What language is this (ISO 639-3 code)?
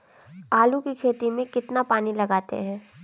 hin